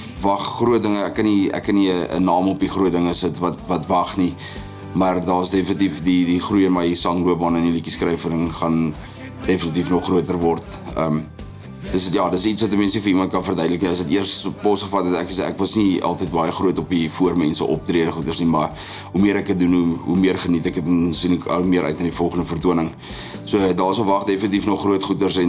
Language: Dutch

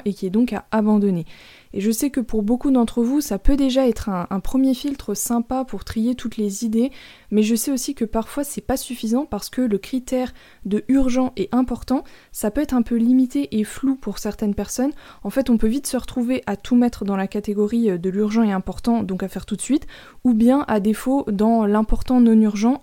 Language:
French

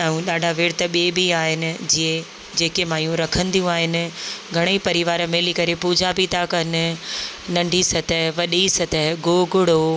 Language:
Sindhi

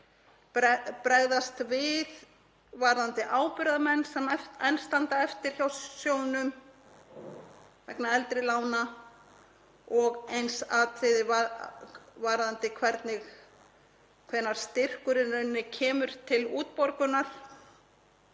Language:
Icelandic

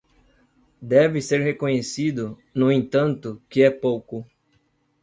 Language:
Portuguese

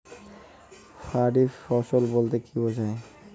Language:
Bangla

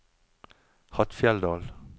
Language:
Norwegian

